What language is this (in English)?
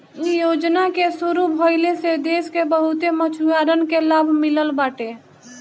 Bhojpuri